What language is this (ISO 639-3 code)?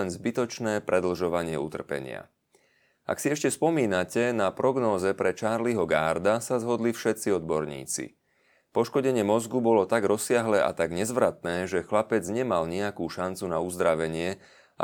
slk